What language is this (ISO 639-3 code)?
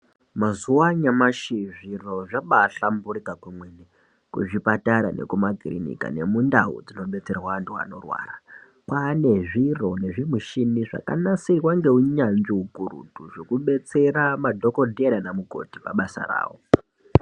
ndc